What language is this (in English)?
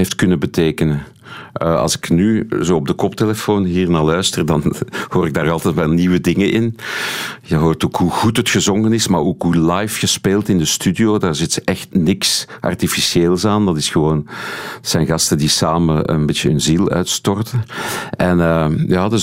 Dutch